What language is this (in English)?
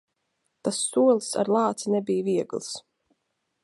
Latvian